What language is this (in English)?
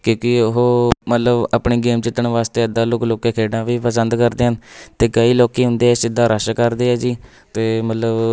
Punjabi